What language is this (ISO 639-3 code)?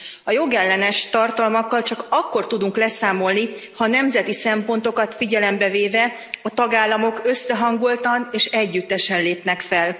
hun